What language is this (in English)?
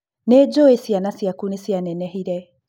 Kikuyu